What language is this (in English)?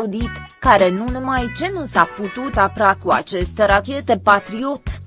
Romanian